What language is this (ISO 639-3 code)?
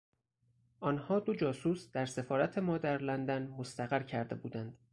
fas